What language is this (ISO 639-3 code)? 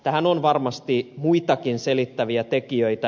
fin